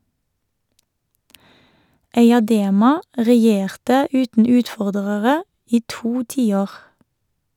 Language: Norwegian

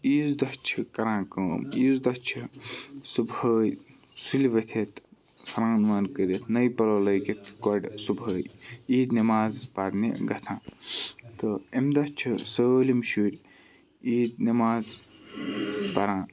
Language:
Kashmiri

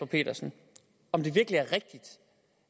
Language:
Danish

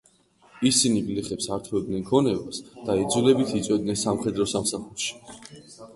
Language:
Georgian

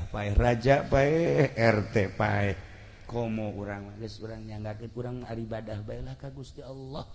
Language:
Indonesian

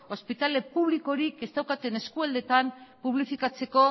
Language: Basque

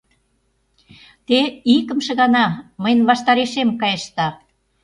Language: Mari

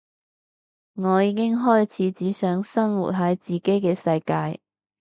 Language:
Cantonese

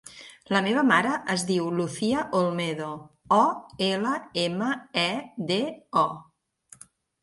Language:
Catalan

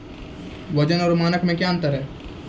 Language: Maithili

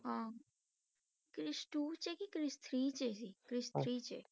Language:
Punjabi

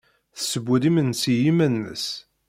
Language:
Kabyle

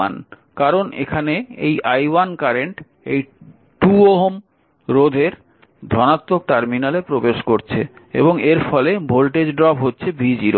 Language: Bangla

